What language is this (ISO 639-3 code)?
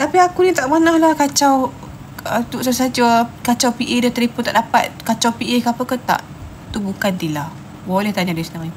msa